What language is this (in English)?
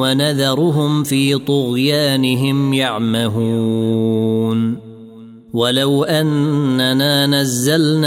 Arabic